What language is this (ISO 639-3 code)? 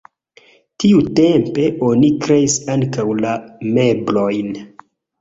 epo